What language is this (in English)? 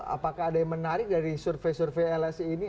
Indonesian